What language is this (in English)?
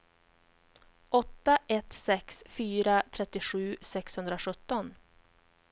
Swedish